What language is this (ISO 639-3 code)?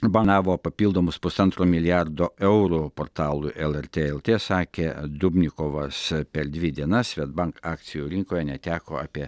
lit